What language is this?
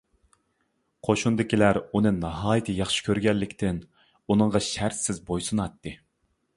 Uyghur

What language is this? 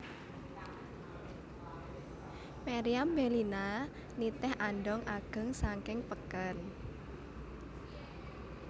Javanese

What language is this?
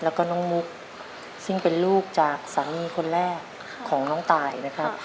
Thai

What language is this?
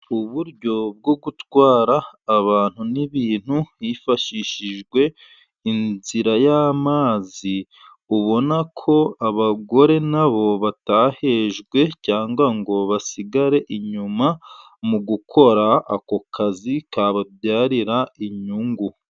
Kinyarwanda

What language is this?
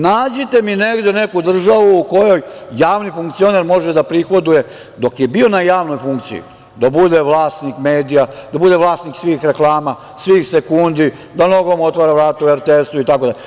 Serbian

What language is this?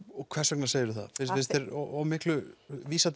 Icelandic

